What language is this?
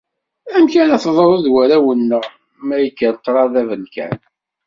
Kabyle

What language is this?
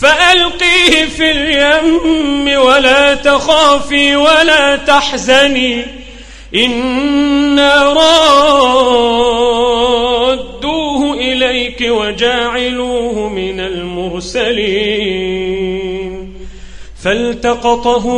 Arabic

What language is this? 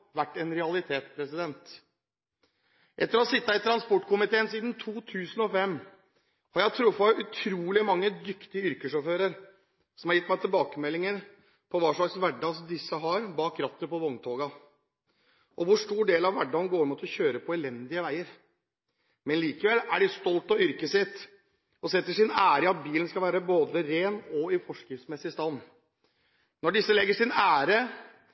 Norwegian Bokmål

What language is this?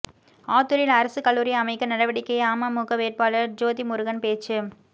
Tamil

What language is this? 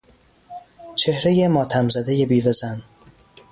Persian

